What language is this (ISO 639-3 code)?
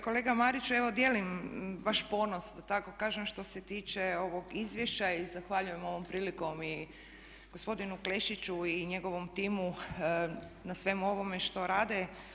hrv